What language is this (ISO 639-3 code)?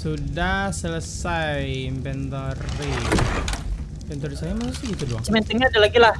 ind